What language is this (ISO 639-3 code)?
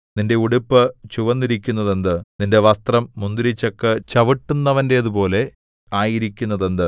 mal